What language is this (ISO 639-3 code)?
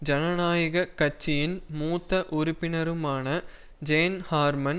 tam